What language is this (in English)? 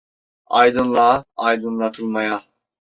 Turkish